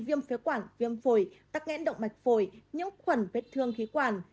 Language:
Vietnamese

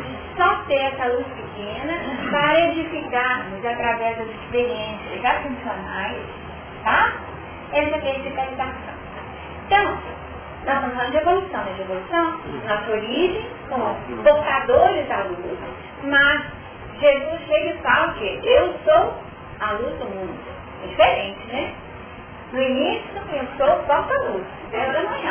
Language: Portuguese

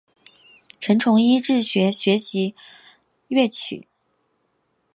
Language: Chinese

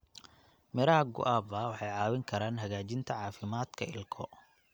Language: Somali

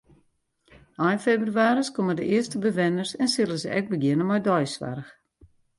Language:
Western Frisian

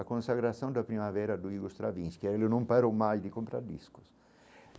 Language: Portuguese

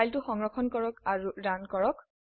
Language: Assamese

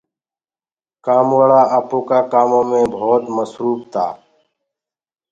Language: Gurgula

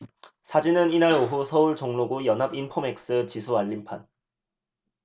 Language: Korean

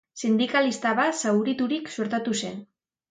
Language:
Basque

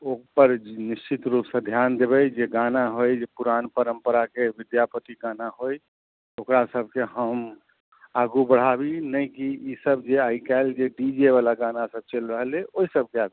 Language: Maithili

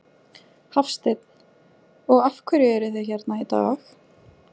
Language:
Icelandic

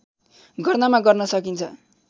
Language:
Nepali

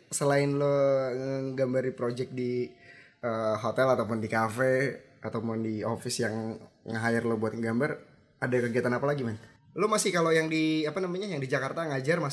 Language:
Indonesian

